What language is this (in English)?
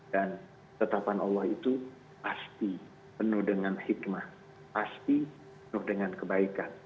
Indonesian